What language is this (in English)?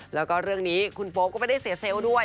Thai